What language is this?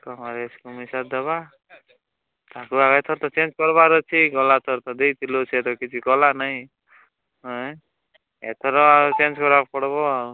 Odia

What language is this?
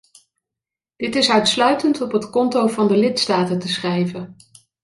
Dutch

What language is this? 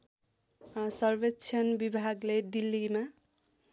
Nepali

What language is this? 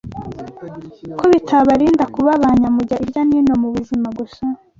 Kinyarwanda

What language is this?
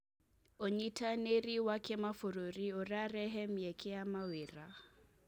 Kikuyu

